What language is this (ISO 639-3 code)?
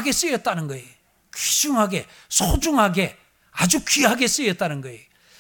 kor